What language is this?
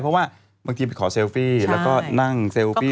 Thai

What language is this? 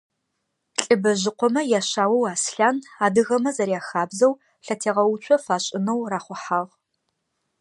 Adyghe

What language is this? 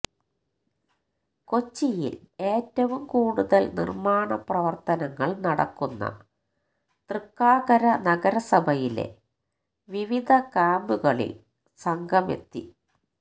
Malayalam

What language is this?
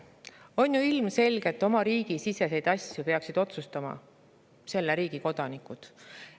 Estonian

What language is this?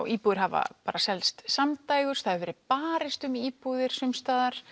Icelandic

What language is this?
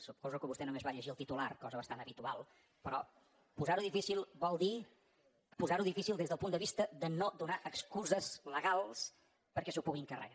Catalan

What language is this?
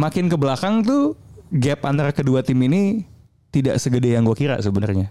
Indonesian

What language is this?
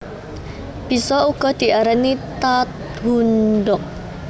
Javanese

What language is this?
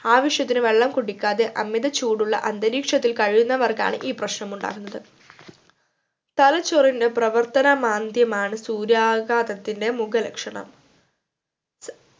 Malayalam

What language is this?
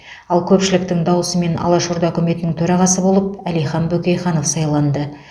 Kazakh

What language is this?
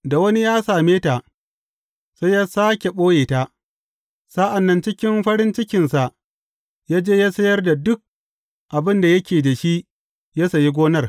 Hausa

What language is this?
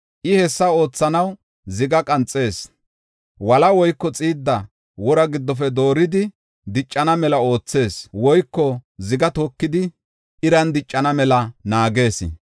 Gofa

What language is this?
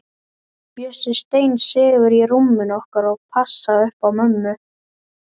Icelandic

